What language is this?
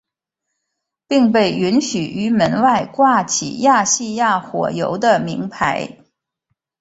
Chinese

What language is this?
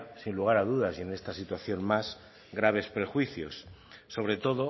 Spanish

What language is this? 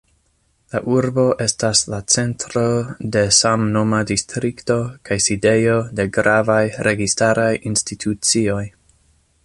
Esperanto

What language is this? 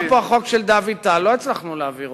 Hebrew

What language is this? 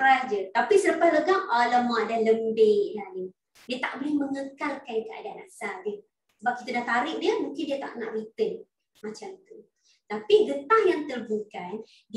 Malay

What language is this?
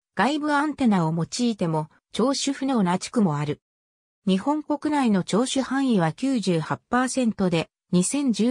Japanese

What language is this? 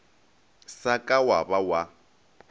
Northern Sotho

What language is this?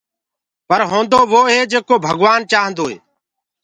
Gurgula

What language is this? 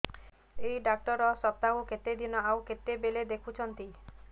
Odia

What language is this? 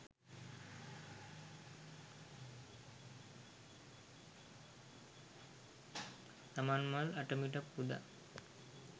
Sinhala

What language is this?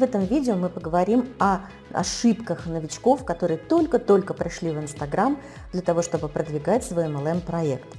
Russian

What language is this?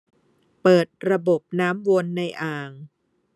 Thai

